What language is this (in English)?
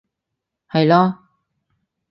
Cantonese